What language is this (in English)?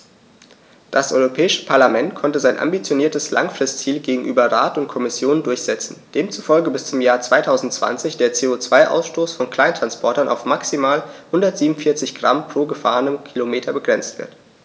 German